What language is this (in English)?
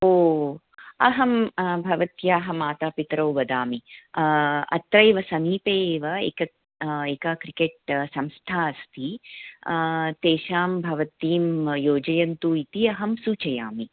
Sanskrit